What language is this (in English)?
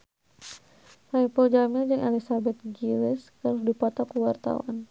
Sundanese